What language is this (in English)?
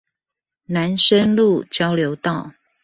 Chinese